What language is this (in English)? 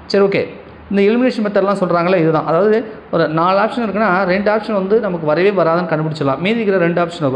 Tamil